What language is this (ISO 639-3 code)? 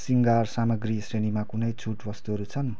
nep